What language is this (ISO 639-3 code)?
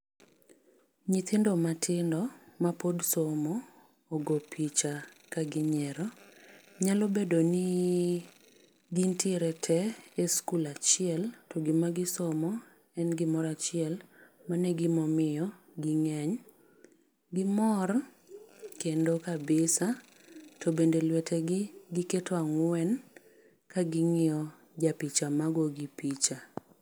luo